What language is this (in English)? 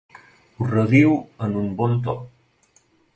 Catalan